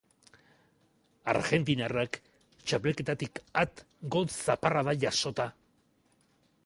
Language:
Basque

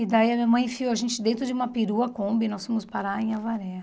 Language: Portuguese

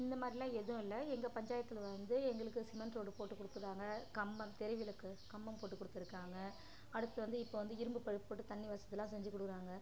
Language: Tamil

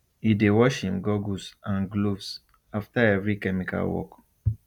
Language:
Nigerian Pidgin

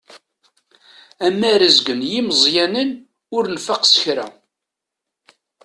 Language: Kabyle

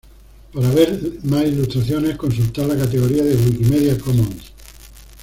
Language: Spanish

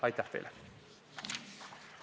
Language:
Estonian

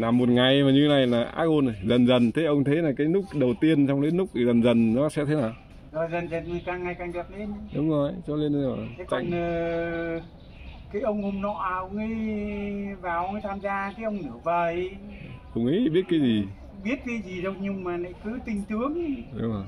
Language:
Vietnamese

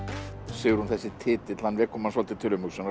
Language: Icelandic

